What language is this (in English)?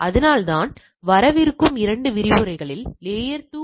Tamil